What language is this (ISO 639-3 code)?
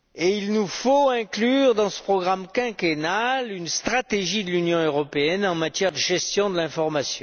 fra